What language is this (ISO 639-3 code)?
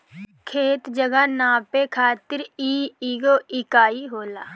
bho